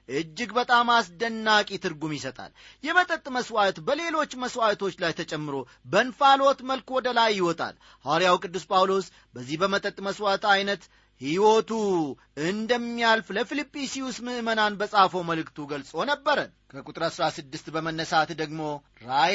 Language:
Amharic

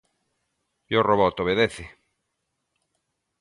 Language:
Galician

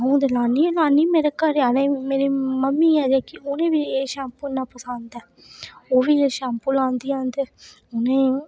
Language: Dogri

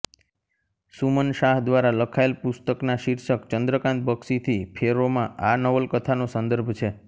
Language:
Gujarati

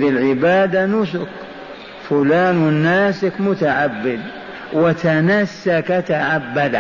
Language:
Arabic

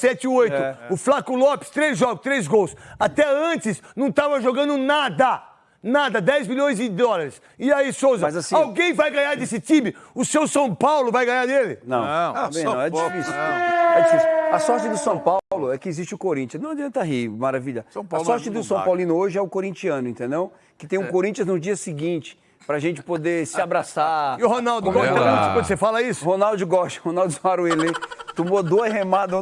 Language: Portuguese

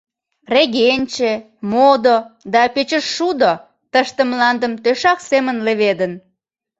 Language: Mari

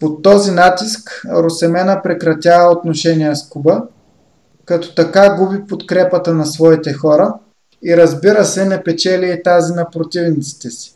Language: Bulgarian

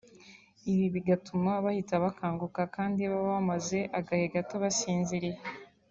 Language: Kinyarwanda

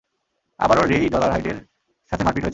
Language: Bangla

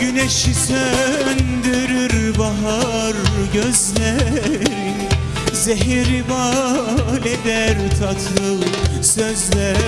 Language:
Turkish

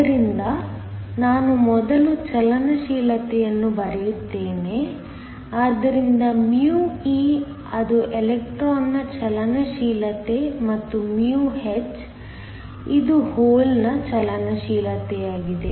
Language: Kannada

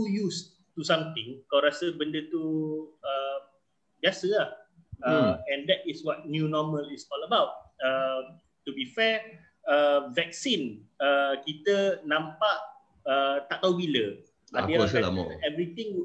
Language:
Malay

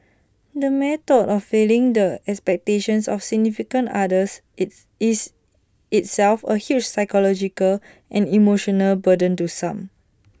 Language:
English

